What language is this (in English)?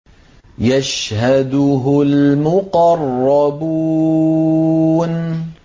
Arabic